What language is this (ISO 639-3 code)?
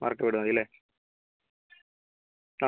mal